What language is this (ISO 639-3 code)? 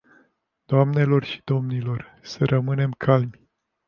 ron